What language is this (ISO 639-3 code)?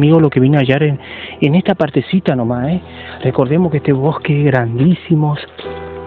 spa